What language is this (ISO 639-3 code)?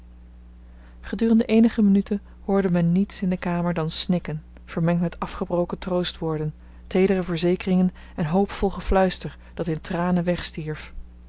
nld